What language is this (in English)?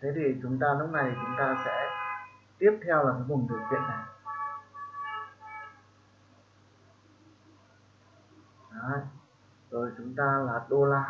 Vietnamese